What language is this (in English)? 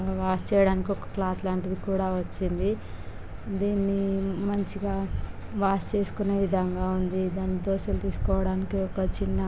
Telugu